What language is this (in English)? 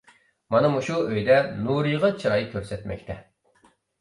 Uyghur